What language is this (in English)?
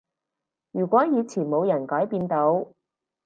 Cantonese